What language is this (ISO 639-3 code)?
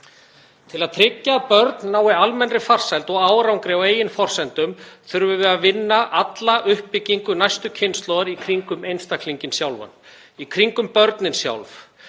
isl